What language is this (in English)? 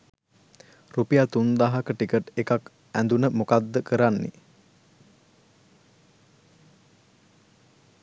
Sinhala